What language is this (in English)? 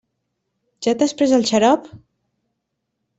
Catalan